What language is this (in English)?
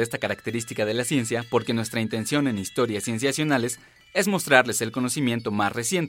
Spanish